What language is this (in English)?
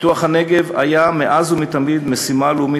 Hebrew